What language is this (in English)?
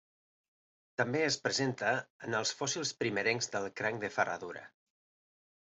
Catalan